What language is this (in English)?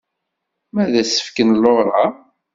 Kabyle